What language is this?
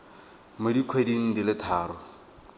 Tswana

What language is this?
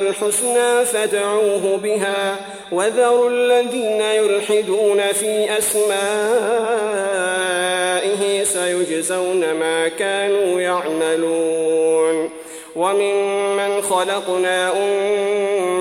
Arabic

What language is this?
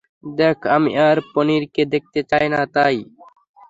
Bangla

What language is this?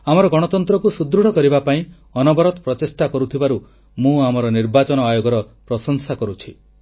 Odia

